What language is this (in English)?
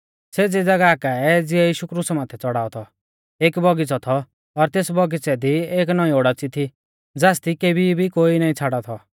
Mahasu Pahari